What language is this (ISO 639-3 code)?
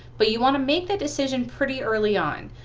eng